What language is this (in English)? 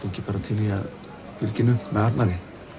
Icelandic